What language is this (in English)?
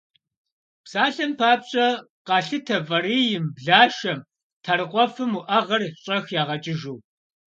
Kabardian